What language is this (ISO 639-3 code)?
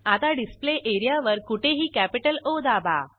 mar